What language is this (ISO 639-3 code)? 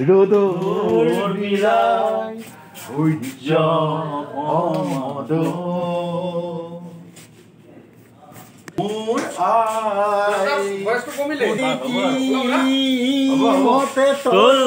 ron